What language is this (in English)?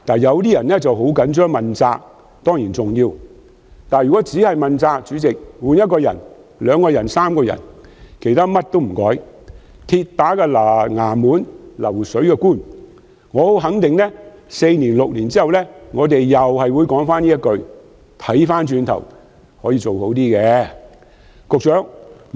Cantonese